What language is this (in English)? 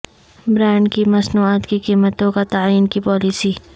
Urdu